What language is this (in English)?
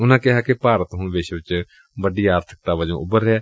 Punjabi